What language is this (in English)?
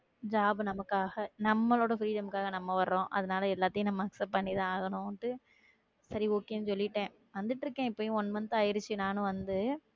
Tamil